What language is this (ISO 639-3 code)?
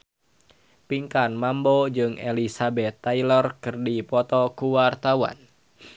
sun